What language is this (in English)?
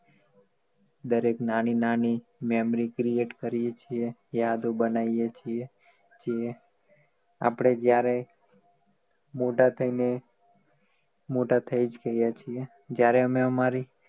Gujarati